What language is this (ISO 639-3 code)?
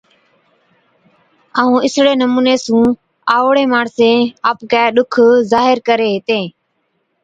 odk